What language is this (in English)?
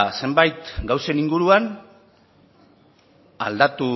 Basque